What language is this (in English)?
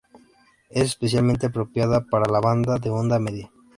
Spanish